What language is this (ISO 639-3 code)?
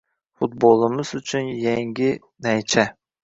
uzb